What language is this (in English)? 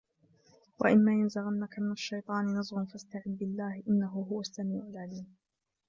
Arabic